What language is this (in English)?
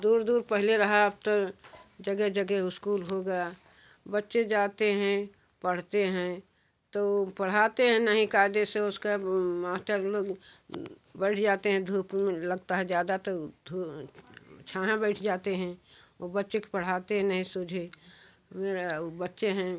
Hindi